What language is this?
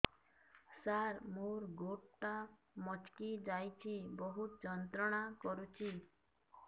Odia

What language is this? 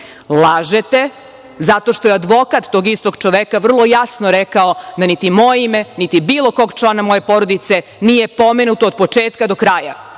Serbian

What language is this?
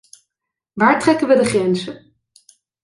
Dutch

